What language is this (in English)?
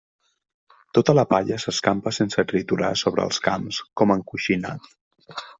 Catalan